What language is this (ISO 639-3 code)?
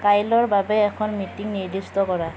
asm